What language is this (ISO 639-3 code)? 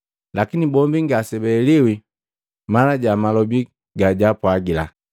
mgv